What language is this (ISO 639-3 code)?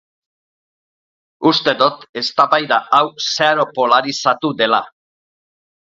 eus